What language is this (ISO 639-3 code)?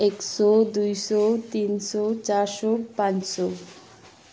nep